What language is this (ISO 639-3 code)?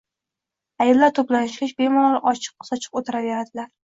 uzb